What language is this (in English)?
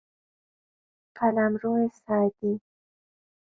Persian